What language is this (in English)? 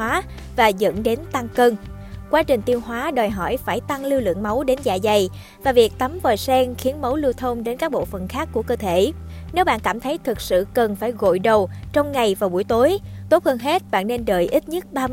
Vietnamese